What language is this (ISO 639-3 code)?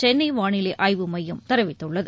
tam